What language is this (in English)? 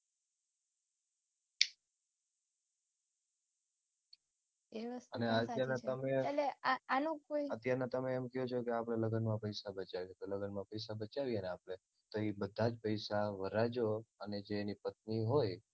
Gujarati